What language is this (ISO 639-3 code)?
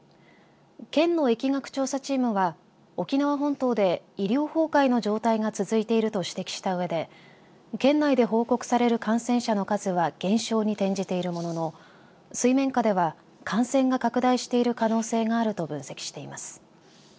jpn